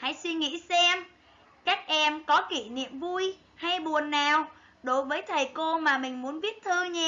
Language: Vietnamese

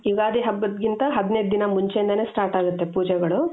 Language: Kannada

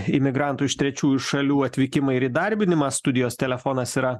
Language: Lithuanian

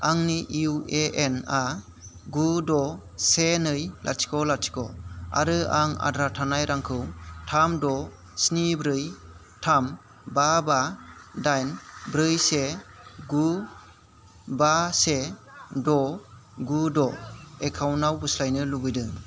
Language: Bodo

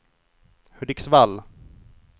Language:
Swedish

